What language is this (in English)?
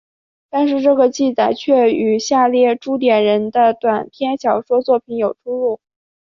Chinese